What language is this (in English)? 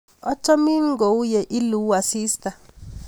Kalenjin